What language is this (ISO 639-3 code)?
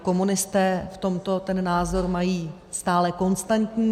ces